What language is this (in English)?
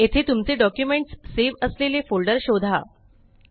Marathi